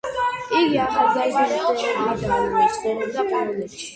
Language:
Georgian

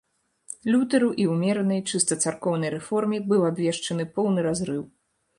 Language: Belarusian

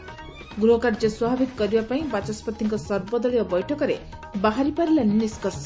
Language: Odia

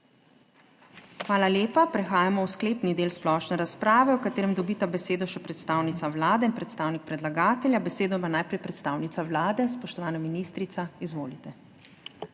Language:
Slovenian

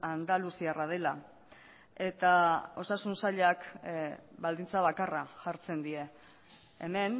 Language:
Basque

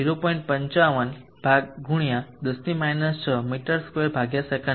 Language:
Gujarati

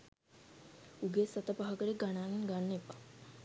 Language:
Sinhala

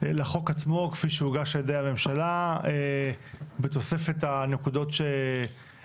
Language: Hebrew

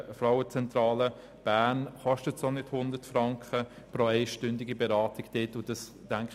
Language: Swiss German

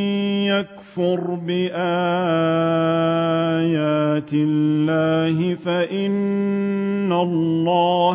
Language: Arabic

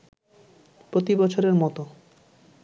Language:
Bangla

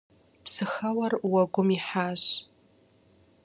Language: Kabardian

